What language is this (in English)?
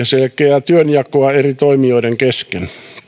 Finnish